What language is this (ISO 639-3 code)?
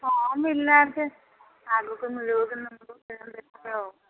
ori